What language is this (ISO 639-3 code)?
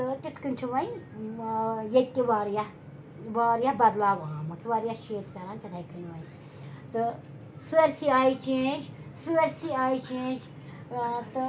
kas